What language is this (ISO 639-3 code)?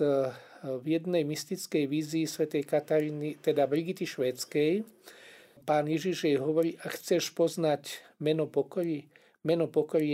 slk